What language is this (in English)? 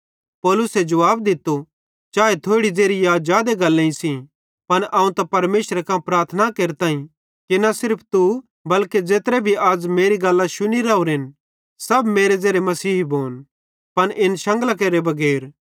Bhadrawahi